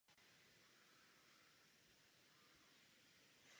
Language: Czech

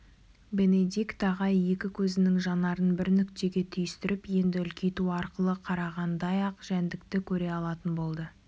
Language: Kazakh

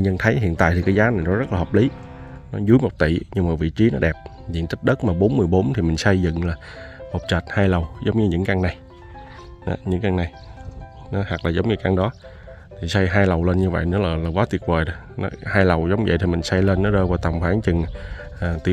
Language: Vietnamese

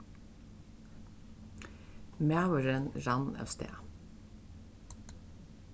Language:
Faroese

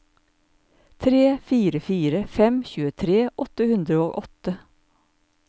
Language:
Norwegian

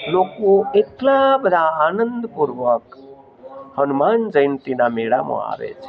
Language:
Gujarati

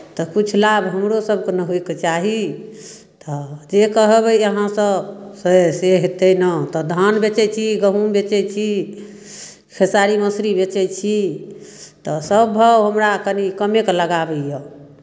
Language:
Maithili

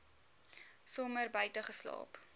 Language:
Afrikaans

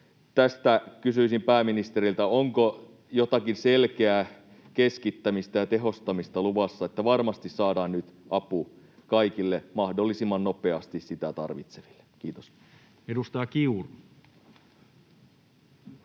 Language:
Finnish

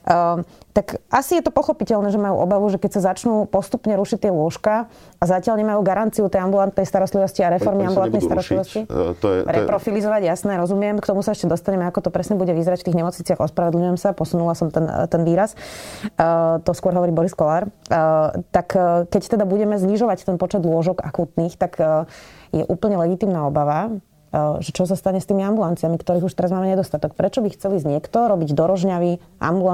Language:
Slovak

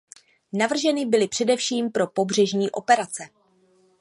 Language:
Czech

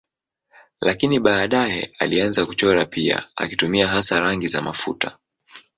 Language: Swahili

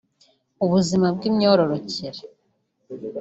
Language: Kinyarwanda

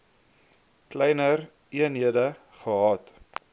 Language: Afrikaans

